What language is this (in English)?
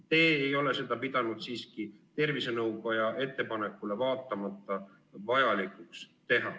Estonian